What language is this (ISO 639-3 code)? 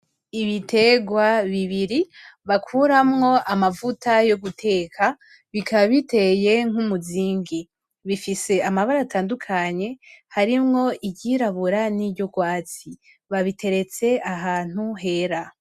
run